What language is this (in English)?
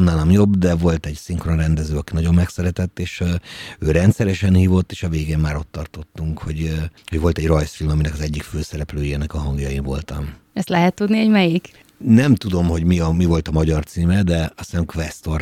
Hungarian